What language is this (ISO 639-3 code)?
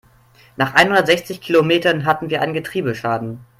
deu